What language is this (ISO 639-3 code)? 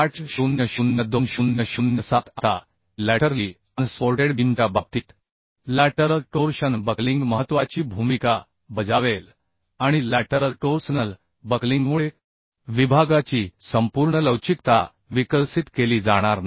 mar